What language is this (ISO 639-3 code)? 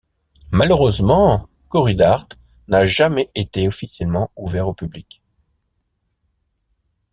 fra